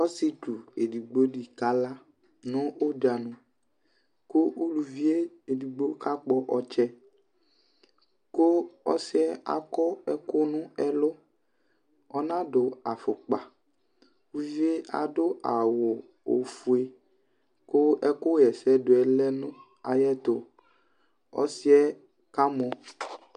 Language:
Ikposo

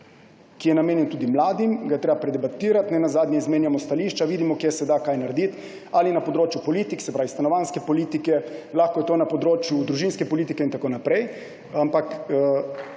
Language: Slovenian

